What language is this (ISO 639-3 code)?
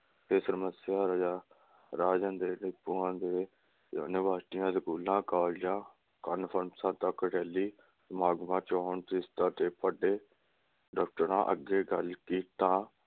pan